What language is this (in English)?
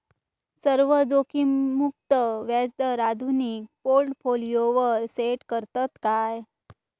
Marathi